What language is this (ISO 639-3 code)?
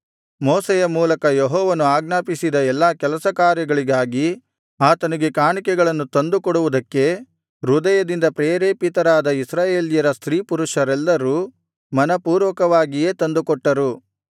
kan